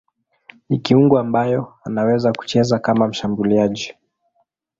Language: Swahili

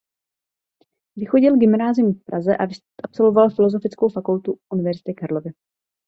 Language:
Czech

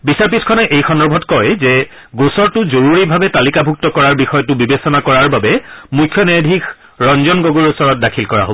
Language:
Assamese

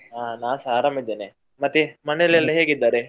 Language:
Kannada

